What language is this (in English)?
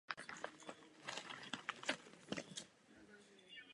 Czech